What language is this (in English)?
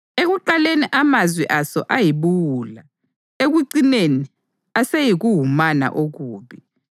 North Ndebele